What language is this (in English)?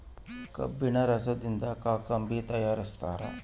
Kannada